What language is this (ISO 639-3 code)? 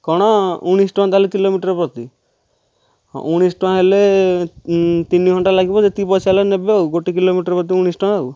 ori